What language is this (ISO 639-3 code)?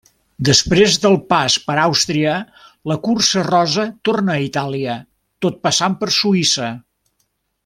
cat